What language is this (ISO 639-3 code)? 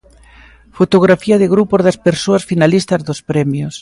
glg